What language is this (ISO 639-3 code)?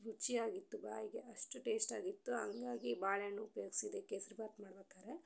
kan